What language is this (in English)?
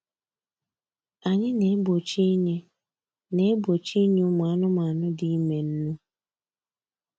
Igbo